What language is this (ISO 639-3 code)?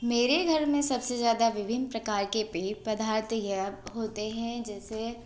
hin